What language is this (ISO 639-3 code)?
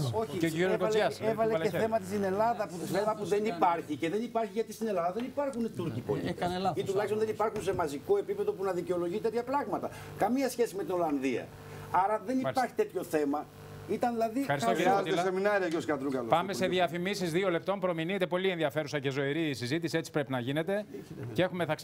ell